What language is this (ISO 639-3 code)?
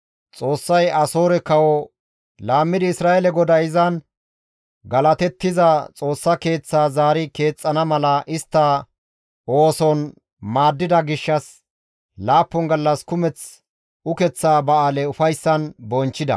gmv